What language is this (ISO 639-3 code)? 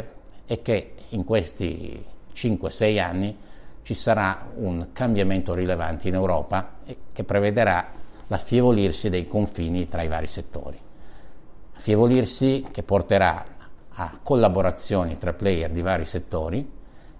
ita